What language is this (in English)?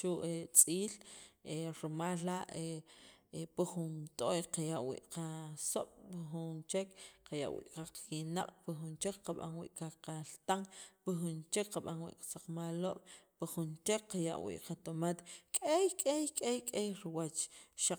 Sacapulteco